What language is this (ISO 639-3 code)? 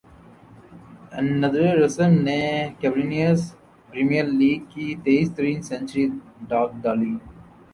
urd